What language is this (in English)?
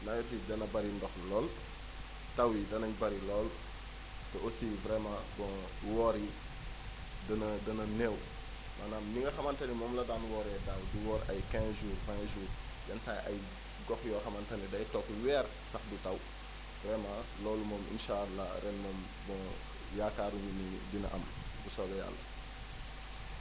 Wolof